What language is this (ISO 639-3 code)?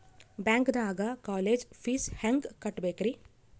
kan